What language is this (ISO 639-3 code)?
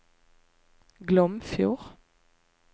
nor